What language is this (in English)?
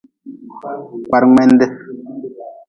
Nawdm